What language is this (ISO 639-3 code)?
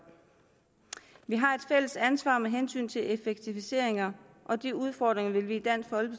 dan